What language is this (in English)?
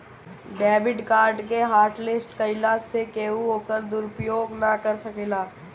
Bhojpuri